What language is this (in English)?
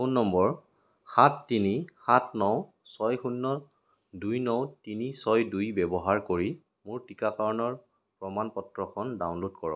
Assamese